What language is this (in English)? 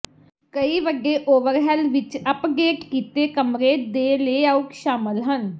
Punjabi